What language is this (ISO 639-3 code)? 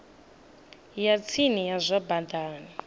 ven